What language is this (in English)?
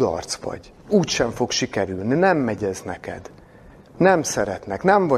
Hungarian